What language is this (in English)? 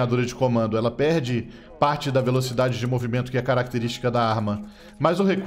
Portuguese